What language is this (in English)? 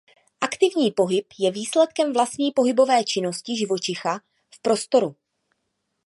Czech